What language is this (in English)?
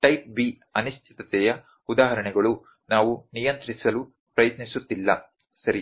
Kannada